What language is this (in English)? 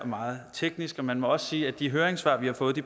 Danish